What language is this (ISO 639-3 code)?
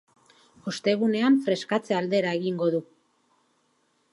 eus